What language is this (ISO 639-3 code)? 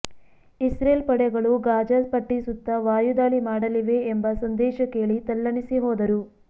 kan